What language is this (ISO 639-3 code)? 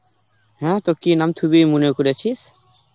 ben